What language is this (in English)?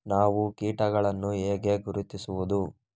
Kannada